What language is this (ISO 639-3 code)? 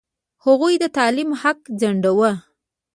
pus